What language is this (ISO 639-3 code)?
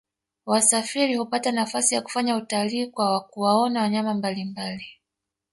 swa